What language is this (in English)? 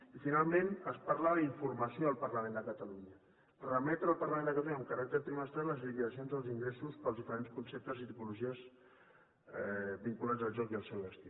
Catalan